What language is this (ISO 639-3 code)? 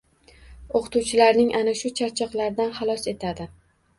uzb